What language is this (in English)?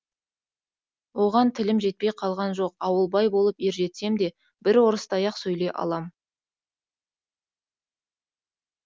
Kazakh